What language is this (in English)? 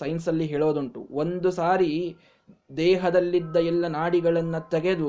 Kannada